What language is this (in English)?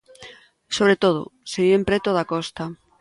Galician